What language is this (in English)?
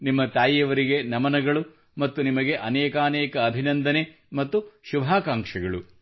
Kannada